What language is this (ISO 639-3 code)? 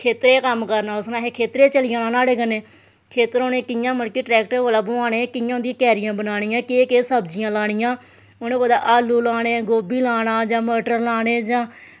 doi